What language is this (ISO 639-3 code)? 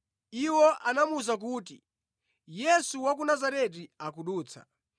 nya